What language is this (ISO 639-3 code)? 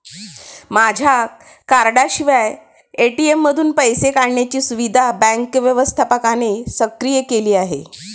mar